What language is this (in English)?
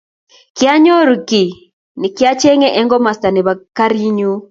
Kalenjin